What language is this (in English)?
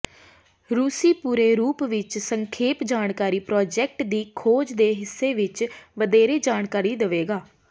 Punjabi